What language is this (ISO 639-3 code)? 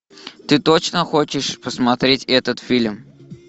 rus